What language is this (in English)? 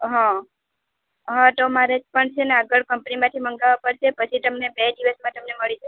Gujarati